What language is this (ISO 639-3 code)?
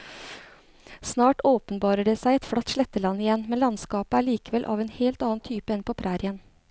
nor